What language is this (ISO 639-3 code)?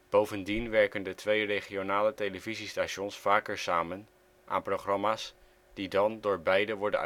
nld